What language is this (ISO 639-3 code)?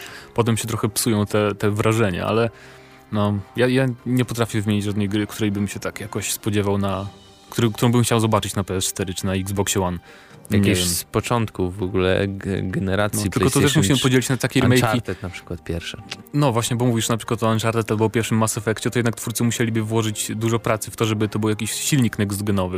pol